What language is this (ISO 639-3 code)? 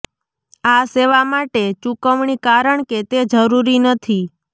guj